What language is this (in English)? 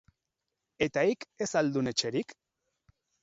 Basque